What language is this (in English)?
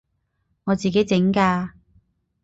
Cantonese